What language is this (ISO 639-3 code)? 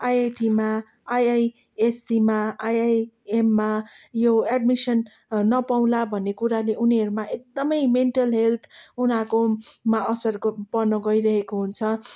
nep